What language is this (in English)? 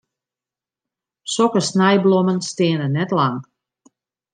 Western Frisian